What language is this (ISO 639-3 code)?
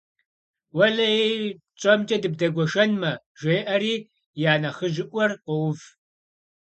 kbd